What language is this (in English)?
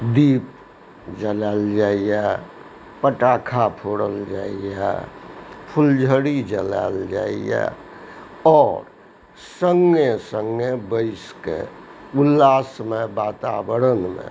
Maithili